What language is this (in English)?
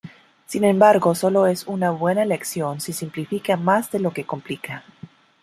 Spanish